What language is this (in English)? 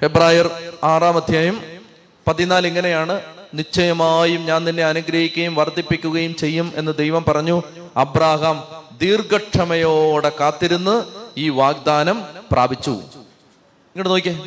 Malayalam